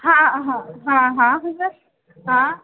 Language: Hindi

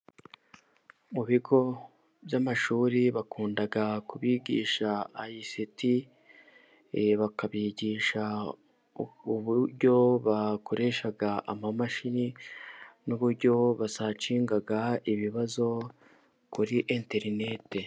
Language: Kinyarwanda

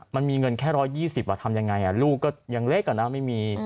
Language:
Thai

